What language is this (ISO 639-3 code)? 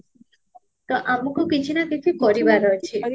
ori